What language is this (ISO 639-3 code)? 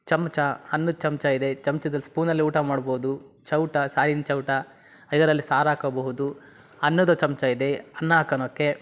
kan